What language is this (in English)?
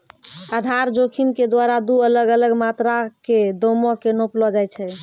Maithili